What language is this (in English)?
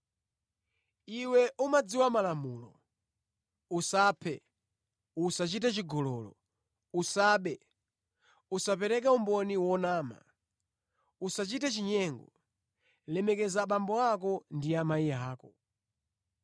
Nyanja